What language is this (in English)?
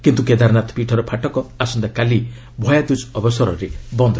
Odia